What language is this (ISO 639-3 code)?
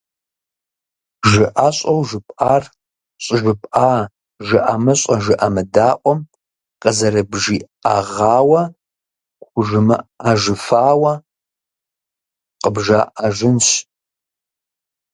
kbd